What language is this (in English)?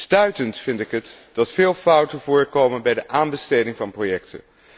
Dutch